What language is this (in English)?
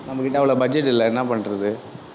Tamil